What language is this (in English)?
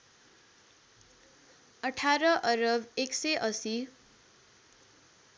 Nepali